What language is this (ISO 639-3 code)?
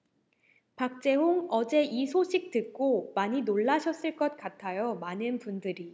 kor